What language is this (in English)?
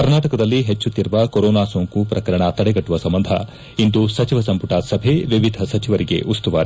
Kannada